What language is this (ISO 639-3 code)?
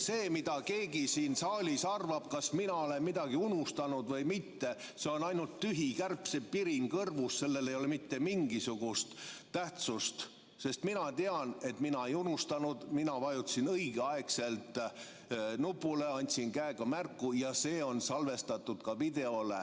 est